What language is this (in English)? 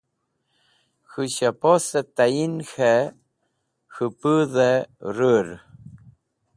Wakhi